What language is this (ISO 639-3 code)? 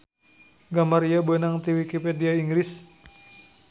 sun